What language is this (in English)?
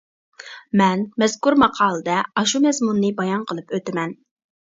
Uyghur